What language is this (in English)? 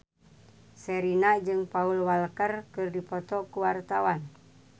Sundanese